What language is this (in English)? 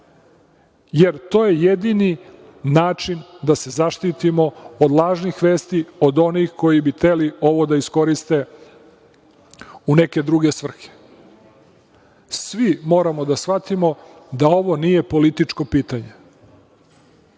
Serbian